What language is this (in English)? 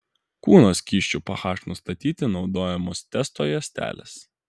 Lithuanian